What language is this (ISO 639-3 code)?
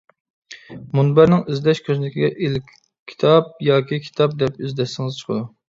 uig